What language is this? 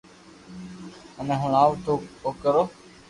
Loarki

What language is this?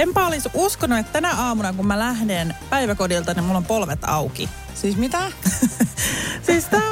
Finnish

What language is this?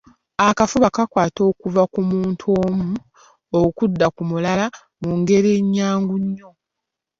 Ganda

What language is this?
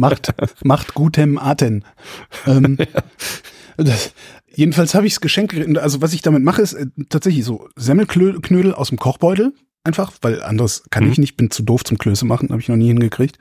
German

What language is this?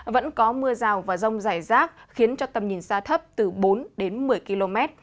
Vietnamese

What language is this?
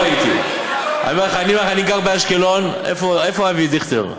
Hebrew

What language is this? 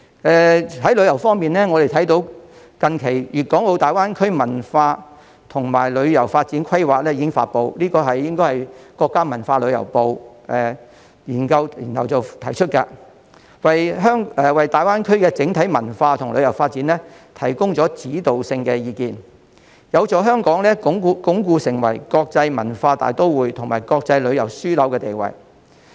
Cantonese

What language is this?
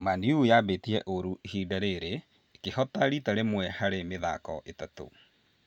Kikuyu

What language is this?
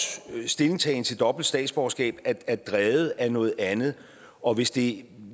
Danish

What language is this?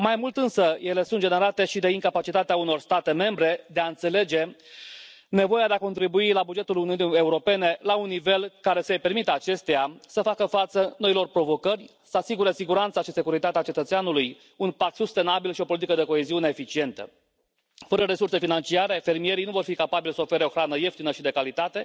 Romanian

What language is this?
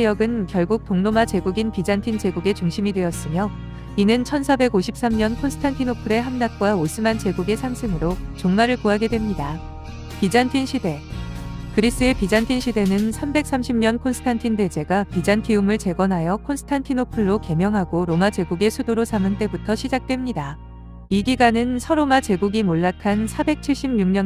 Korean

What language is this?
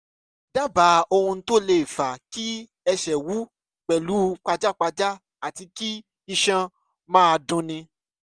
Yoruba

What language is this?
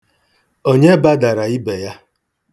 Igbo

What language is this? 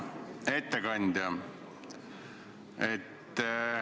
Estonian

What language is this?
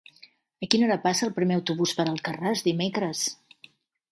Catalan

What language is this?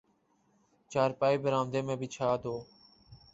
Urdu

